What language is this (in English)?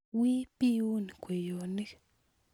Kalenjin